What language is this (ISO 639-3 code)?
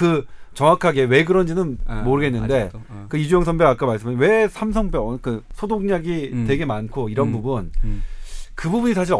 kor